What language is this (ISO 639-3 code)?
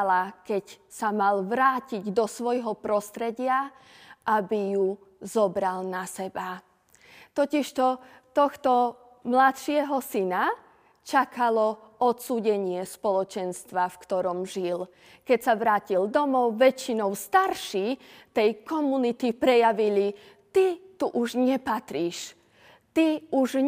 slk